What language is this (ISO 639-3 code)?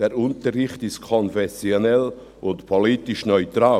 gsw